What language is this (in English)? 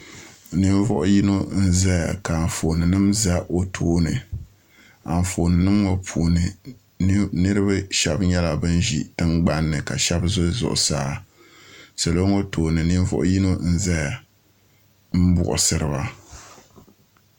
Dagbani